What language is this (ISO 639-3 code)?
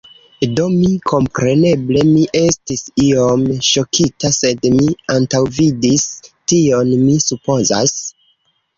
epo